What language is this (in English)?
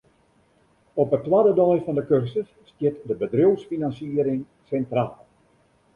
Western Frisian